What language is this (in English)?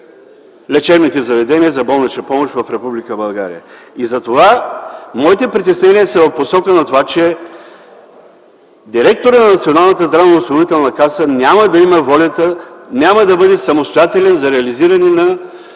Bulgarian